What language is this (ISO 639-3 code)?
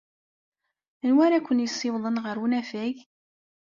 kab